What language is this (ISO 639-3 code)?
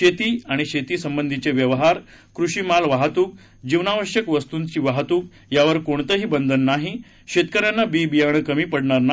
mar